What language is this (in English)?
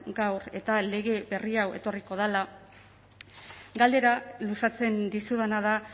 Basque